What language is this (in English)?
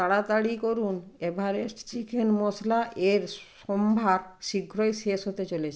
Bangla